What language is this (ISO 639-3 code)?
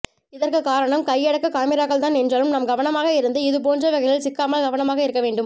tam